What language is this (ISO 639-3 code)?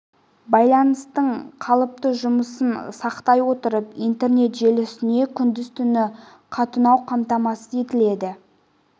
kaz